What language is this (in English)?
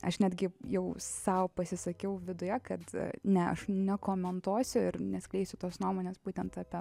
Lithuanian